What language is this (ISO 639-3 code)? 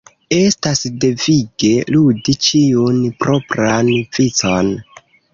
epo